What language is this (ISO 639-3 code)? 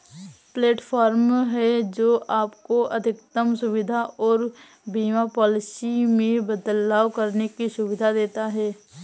hin